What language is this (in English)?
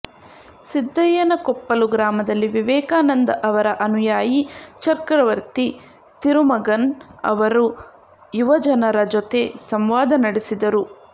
Kannada